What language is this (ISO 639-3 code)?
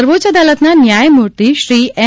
guj